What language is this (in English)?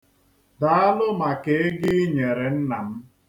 Igbo